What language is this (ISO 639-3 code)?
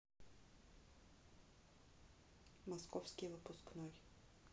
rus